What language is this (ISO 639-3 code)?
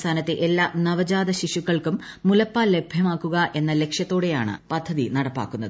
mal